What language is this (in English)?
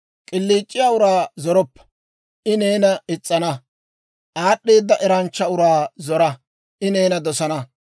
Dawro